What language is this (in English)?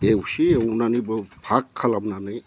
Bodo